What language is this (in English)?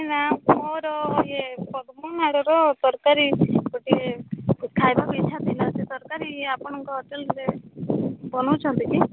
Odia